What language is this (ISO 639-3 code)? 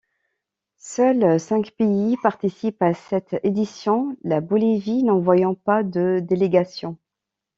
fra